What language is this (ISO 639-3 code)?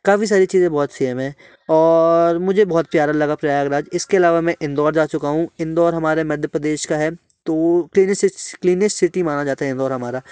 hin